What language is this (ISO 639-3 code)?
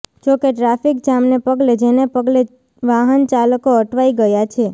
guj